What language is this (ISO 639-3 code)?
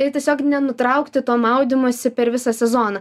lit